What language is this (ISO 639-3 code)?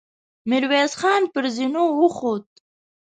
pus